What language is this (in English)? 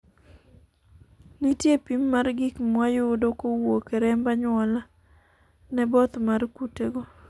Luo (Kenya and Tanzania)